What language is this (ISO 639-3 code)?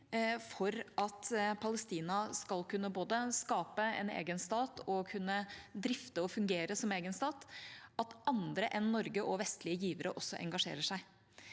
nor